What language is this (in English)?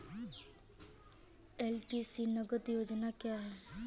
Hindi